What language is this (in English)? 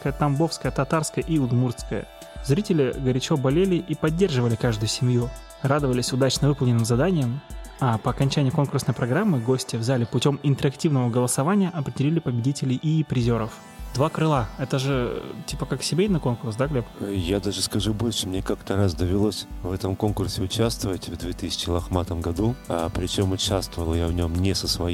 Russian